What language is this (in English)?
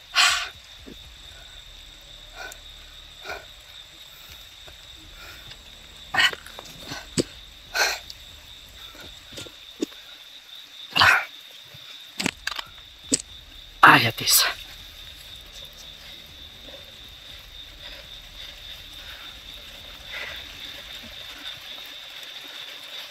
Filipino